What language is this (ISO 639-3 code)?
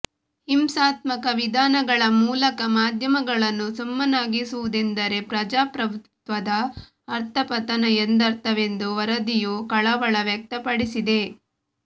kan